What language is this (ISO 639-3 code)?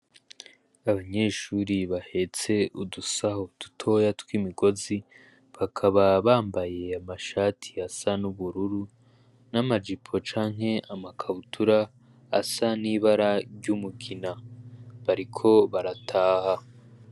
run